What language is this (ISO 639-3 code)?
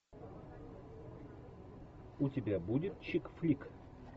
rus